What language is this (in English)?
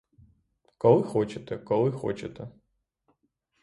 Ukrainian